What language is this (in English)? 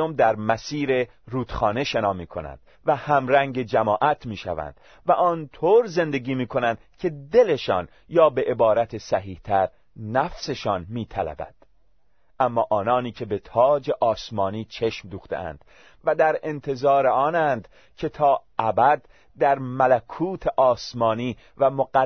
Persian